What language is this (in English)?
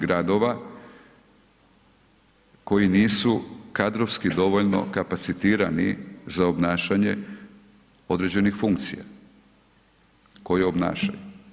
Croatian